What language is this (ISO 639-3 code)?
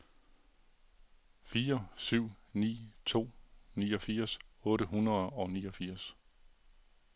dan